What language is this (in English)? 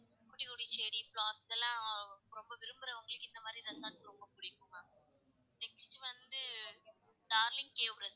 Tamil